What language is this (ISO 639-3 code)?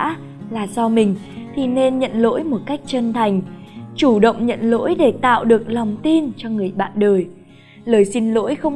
vie